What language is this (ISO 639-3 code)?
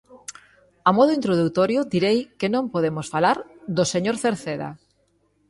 glg